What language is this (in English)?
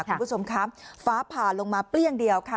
Thai